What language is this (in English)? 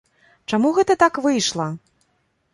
Belarusian